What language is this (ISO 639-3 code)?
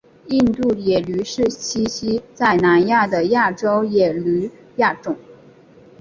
zho